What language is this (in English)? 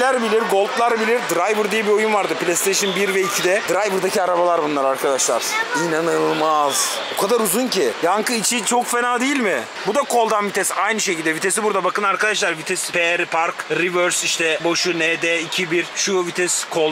Turkish